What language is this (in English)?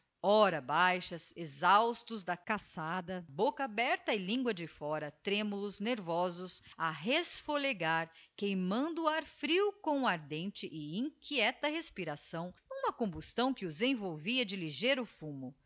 Portuguese